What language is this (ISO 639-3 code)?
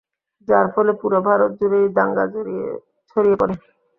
ben